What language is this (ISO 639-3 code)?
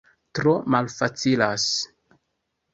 epo